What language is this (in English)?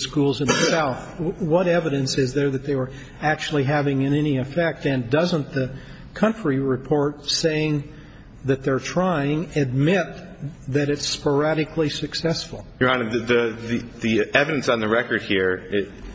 English